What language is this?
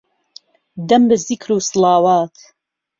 Central Kurdish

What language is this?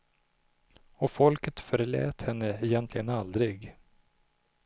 Swedish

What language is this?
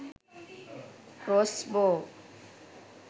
Sinhala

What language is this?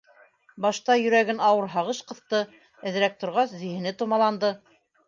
Bashkir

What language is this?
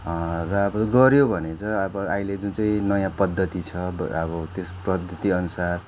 Nepali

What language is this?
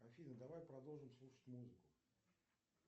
Russian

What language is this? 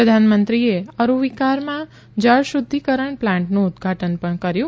Gujarati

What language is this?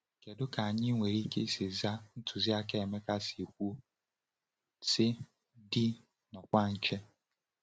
Igbo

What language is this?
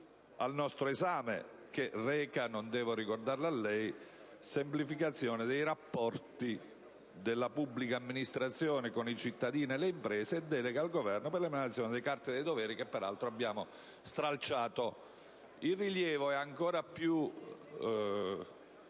Italian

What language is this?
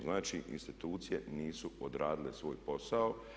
Croatian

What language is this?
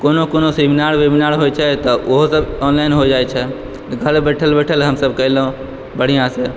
Maithili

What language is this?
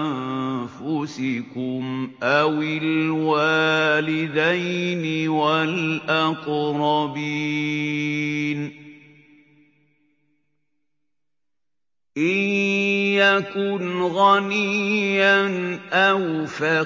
Arabic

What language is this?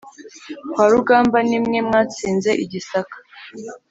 Kinyarwanda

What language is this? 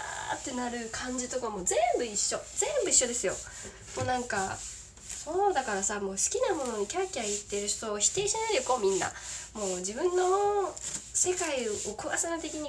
Japanese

